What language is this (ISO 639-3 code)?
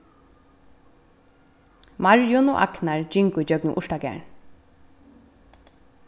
fao